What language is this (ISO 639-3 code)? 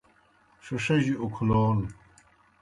plk